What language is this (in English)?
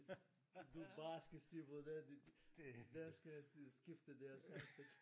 Danish